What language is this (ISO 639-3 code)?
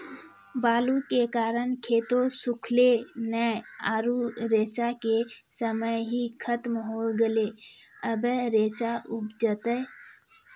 mai